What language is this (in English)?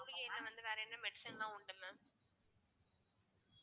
Tamil